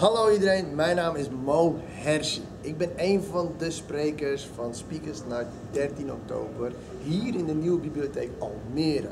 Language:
Dutch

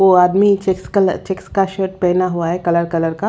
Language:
Hindi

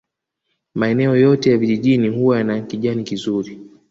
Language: Swahili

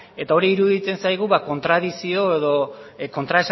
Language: Basque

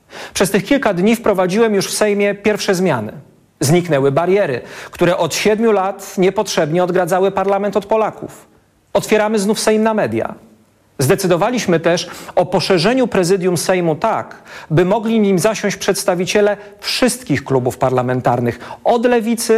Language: Polish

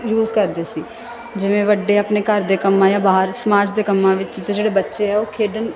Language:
Punjabi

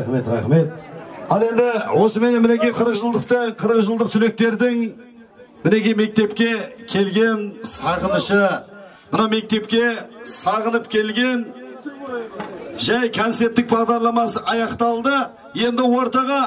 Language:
Turkish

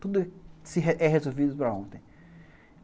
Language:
Portuguese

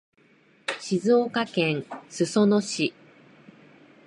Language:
Japanese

